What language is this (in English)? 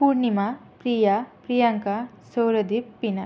Sanskrit